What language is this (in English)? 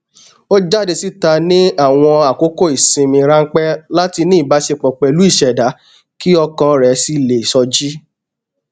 Yoruba